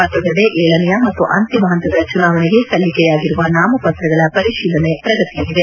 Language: Kannada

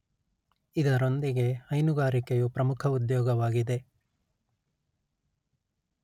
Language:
Kannada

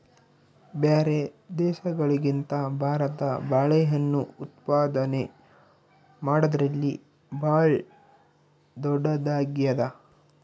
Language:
Kannada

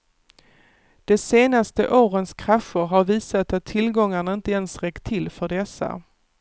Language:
Swedish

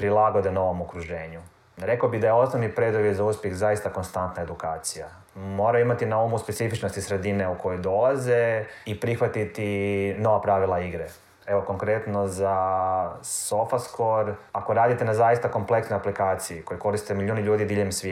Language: Croatian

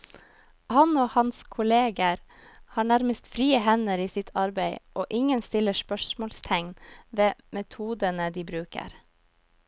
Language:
Norwegian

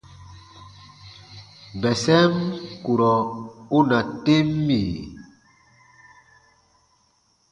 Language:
Baatonum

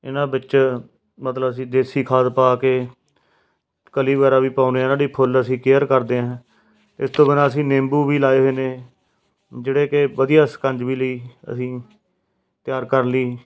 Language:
Punjabi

